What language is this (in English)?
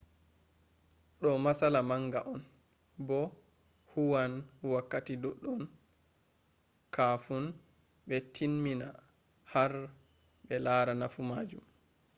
Fula